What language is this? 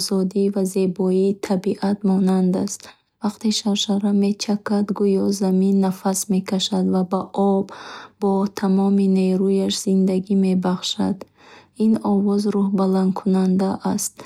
Bukharic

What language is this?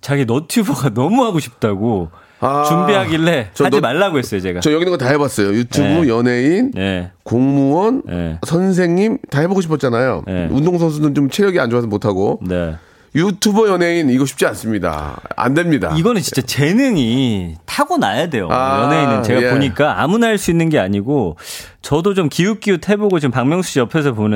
Korean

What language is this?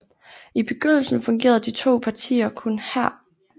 Danish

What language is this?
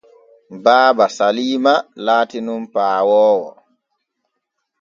Borgu Fulfulde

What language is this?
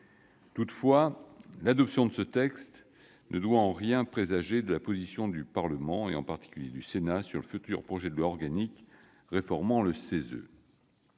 French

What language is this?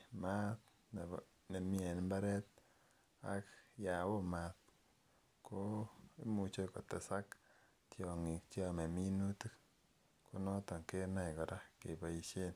Kalenjin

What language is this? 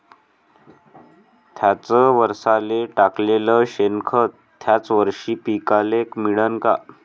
Marathi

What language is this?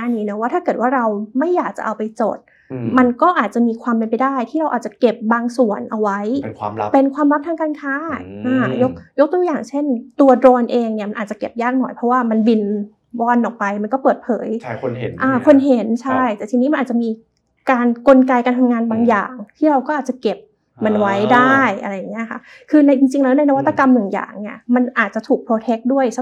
Thai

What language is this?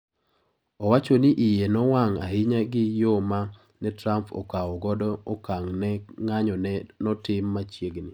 Luo (Kenya and Tanzania)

